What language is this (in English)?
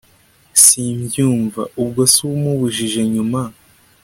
Kinyarwanda